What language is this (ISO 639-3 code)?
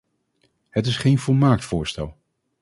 nld